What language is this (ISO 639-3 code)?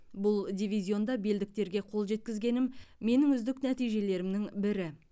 kaz